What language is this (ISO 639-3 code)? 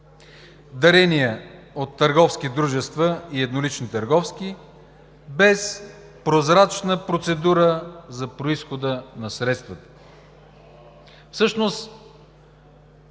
bul